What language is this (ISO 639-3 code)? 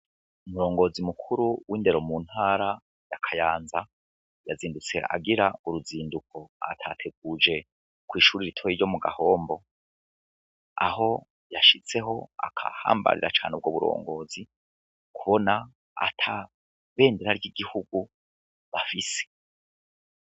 run